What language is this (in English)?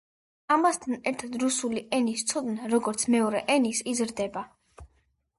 Georgian